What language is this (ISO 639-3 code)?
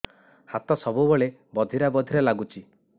ori